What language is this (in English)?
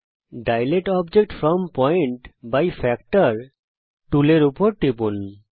Bangla